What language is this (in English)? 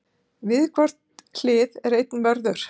Icelandic